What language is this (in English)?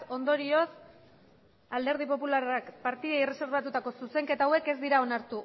Basque